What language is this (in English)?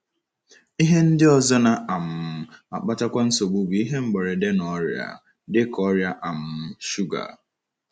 Igbo